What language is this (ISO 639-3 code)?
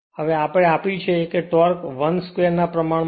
guj